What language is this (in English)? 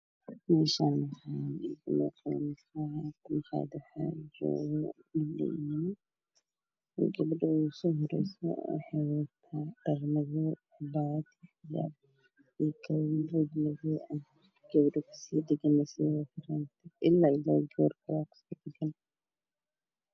Somali